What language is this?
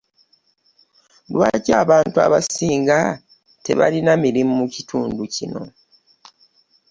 Ganda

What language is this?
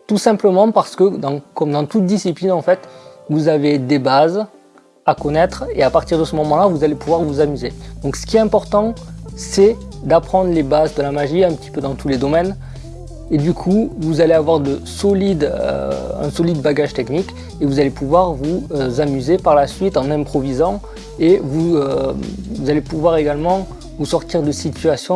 French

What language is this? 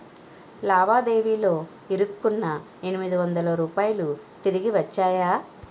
Telugu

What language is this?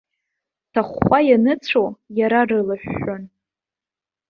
Abkhazian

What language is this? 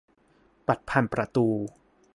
Thai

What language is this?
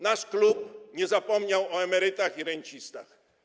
Polish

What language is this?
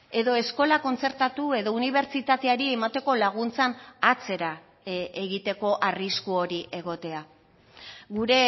Basque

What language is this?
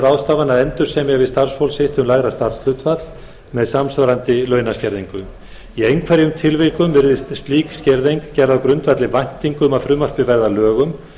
Icelandic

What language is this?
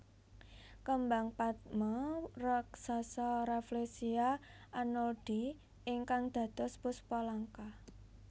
Javanese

